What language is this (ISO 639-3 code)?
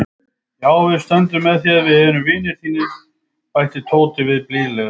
isl